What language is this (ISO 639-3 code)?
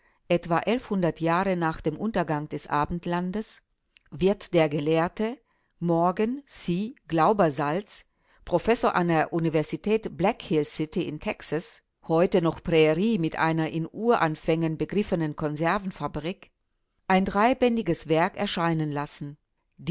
deu